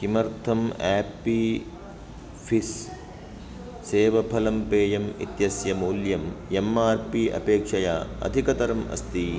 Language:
Sanskrit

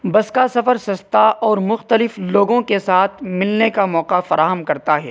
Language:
Urdu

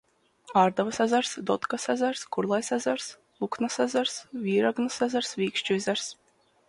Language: Latvian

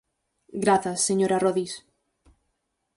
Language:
Galician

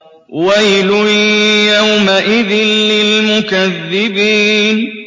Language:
Arabic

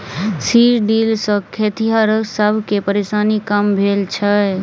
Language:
Maithili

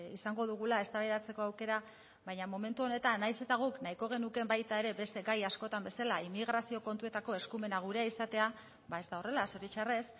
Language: Basque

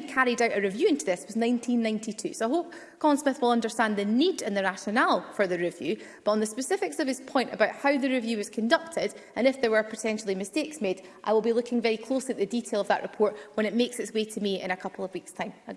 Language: English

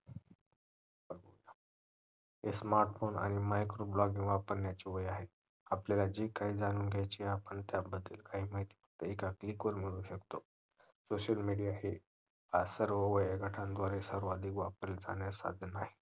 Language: Marathi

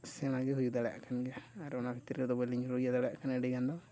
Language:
Santali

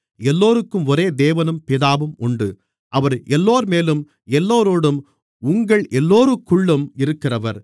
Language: Tamil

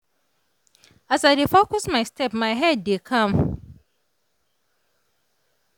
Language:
Nigerian Pidgin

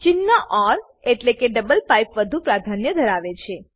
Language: Gujarati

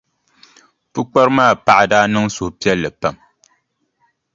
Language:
Dagbani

